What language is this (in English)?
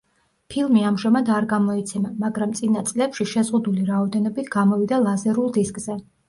Georgian